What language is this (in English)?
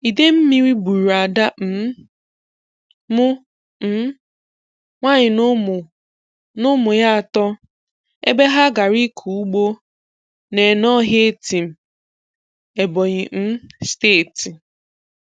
Igbo